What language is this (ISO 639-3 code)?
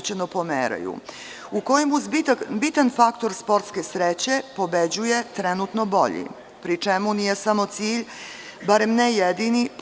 srp